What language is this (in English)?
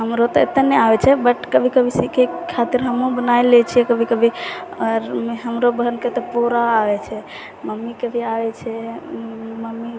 Maithili